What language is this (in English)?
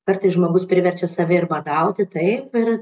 Lithuanian